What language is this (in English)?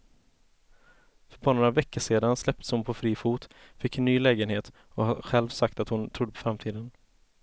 Swedish